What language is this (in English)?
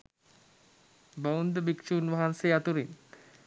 Sinhala